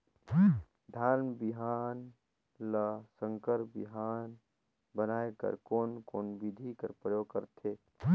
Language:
Chhattisgarhi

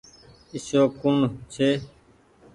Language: Goaria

